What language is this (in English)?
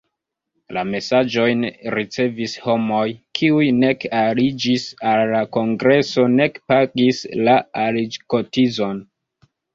Esperanto